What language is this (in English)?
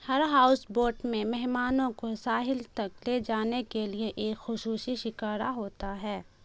Urdu